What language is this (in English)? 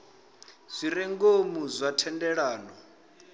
Venda